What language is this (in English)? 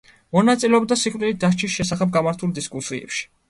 Georgian